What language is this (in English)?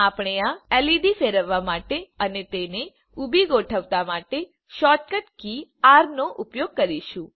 Gujarati